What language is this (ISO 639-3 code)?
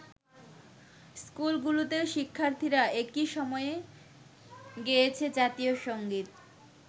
ben